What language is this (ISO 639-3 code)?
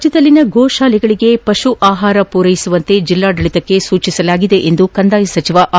kan